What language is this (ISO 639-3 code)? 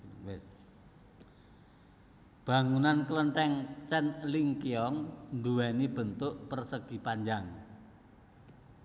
jav